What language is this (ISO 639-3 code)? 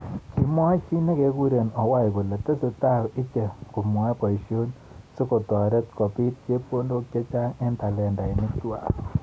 kln